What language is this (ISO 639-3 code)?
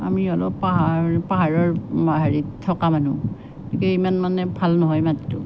asm